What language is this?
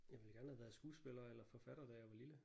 Danish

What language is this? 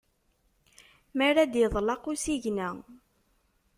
Kabyle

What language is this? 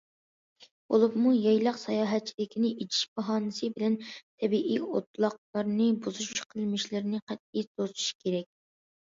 Uyghur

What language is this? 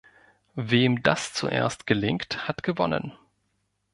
German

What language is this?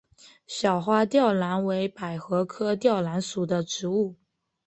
Chinese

